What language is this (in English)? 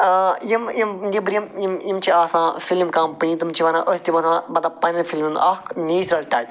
Kashmiri